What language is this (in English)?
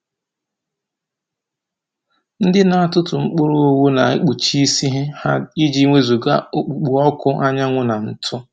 Igbo